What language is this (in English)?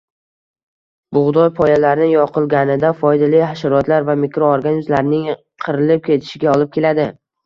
Uzbek